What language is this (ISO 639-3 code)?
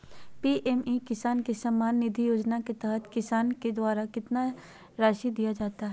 mag